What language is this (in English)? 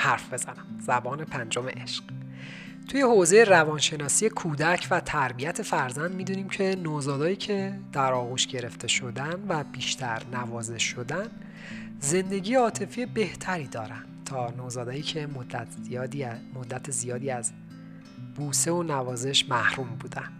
Persian